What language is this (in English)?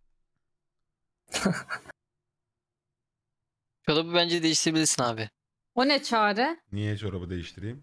Turkish